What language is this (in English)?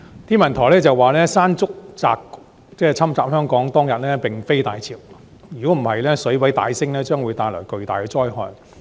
Cantonese